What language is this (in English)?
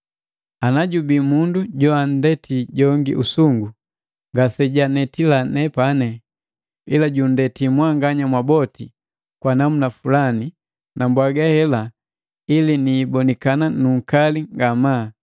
Matengo